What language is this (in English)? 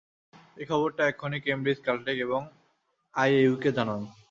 Bangla